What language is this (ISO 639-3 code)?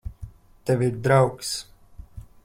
lav